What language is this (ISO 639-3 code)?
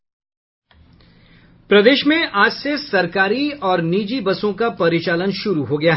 hin